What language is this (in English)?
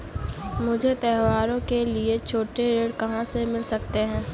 Hindi